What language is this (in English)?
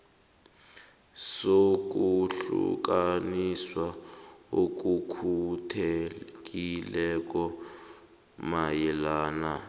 South Ndebele